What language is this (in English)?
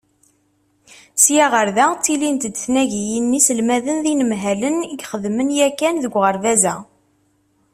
Kabyle